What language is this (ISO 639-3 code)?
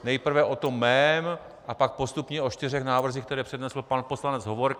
ces